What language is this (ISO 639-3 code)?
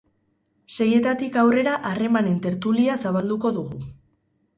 eus